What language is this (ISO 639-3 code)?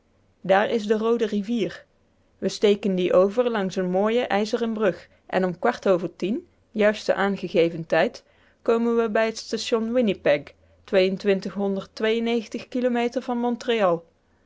nld